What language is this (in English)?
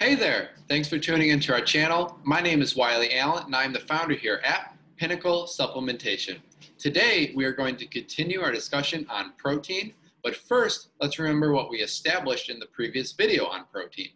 English